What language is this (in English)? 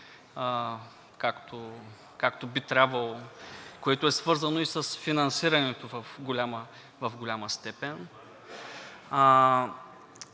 Bulgarian